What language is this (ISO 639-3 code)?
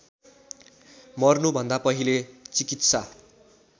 nep